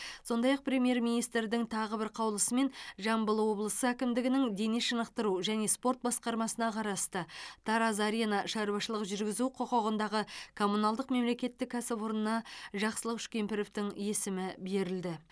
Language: Kazakh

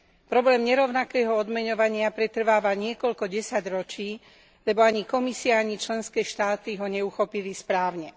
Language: Slovak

